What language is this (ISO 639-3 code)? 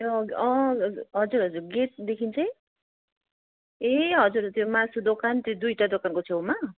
nep